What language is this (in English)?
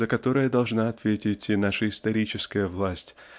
Russian